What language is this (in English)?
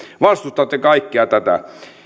Finnish